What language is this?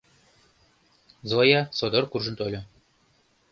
Mari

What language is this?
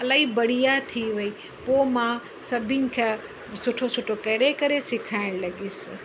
Sindhi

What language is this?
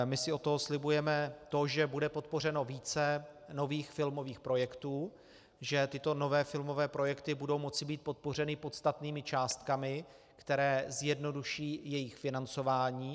Czech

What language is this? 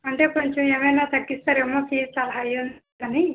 Telugu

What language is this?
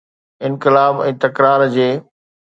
Sindhi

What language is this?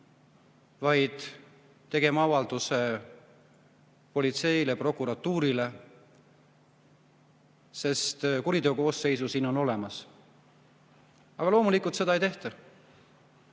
Estonian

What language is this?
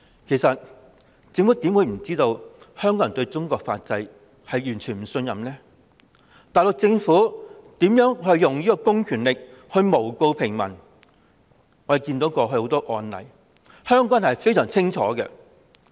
Cantonese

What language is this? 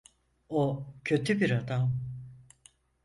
Turkish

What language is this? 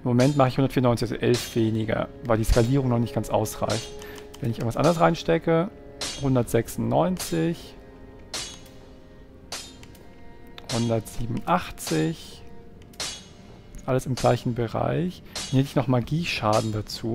German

